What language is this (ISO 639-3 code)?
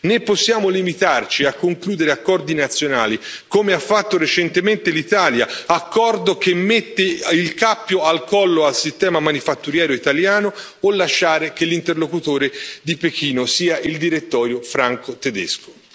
ita